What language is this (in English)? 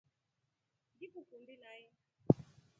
Rombo